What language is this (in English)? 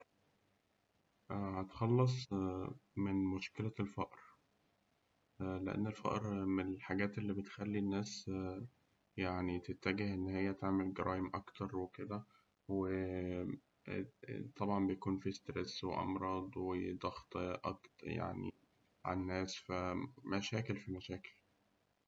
Egyptian Arabic